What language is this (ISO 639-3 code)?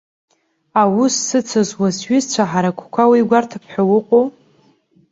abk